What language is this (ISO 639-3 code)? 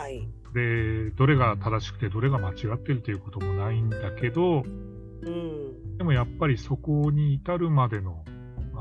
jpn